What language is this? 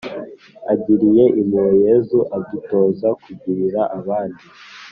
Kinyarwanda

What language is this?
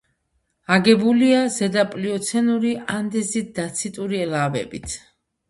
Georgian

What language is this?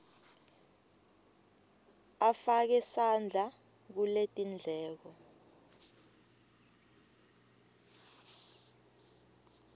Swati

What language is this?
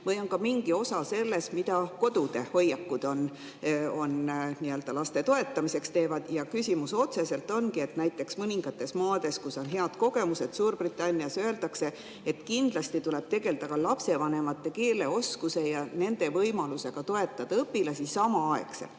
Estonian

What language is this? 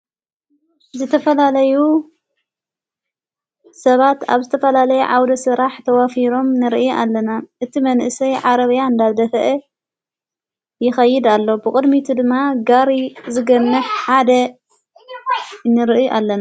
Tigrinya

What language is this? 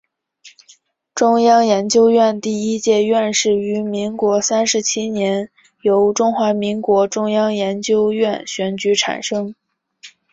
Chinese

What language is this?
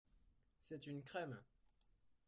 French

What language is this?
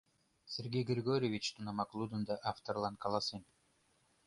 Mari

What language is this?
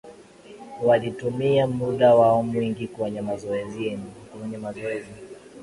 Swahili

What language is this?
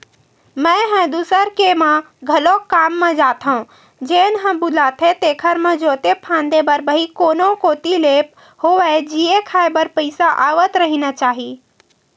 Chhattisgarhi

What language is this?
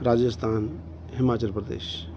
Punjabi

